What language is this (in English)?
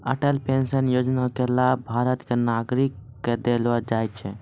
Maithili